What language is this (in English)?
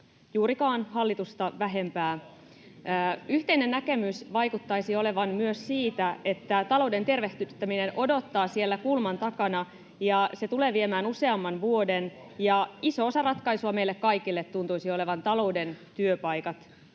Finnish